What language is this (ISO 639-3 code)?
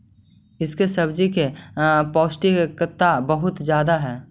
mag